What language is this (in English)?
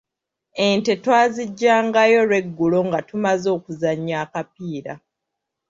Ganda